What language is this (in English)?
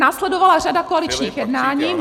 Czech